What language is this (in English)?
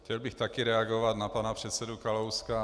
Czech